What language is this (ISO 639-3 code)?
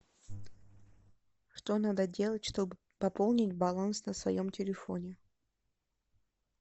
rus